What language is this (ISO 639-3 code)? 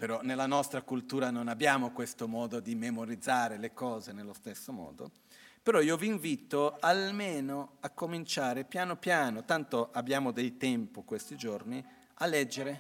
ita